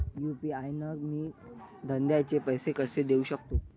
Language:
Marathi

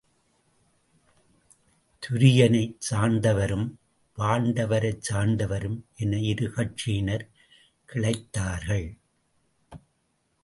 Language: Tamil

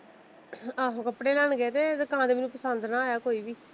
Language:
Punjabi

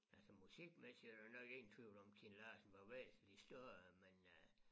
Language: Danish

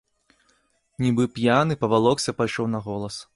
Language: Belarusian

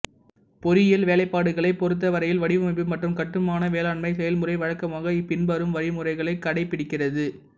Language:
Tamil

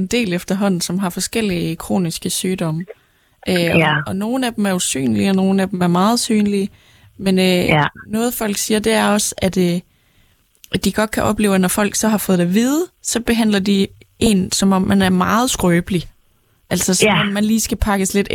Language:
Danish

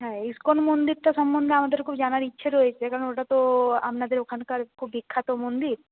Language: Bangla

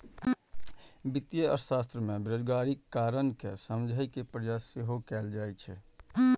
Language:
Maithili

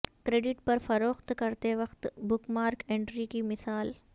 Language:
Urdu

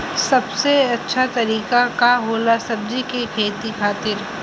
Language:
Bhojpuri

